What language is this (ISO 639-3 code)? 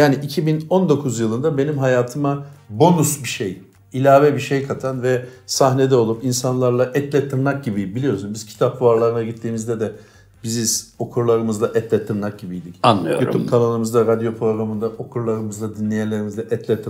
tur